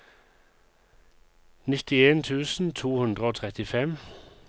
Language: Norwegian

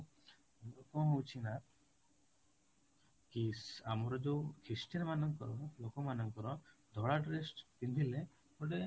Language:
Odia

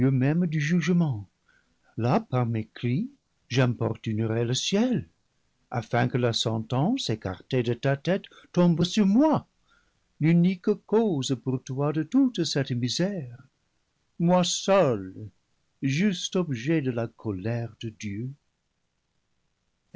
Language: French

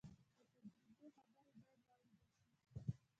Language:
Pashto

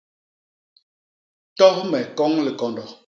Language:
Basaa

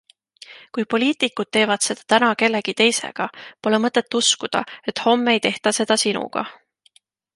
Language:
Estonian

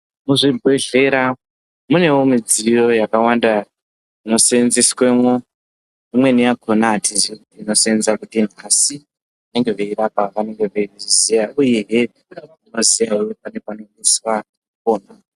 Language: Ndau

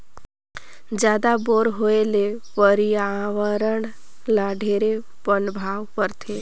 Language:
Chhattisgarhi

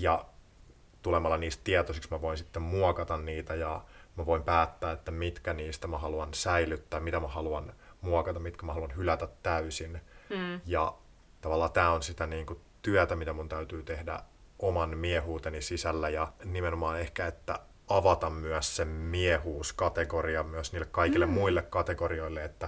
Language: Finnish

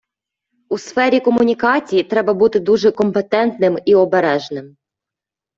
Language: Ukrainian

